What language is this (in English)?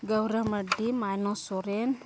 Santali